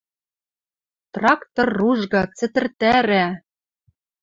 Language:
Western Mari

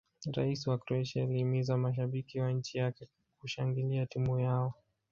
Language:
Swahili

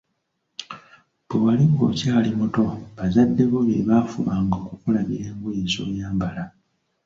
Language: Ganda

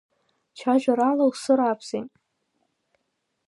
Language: Abkhazian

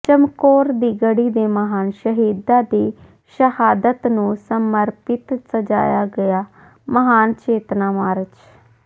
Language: Punjabi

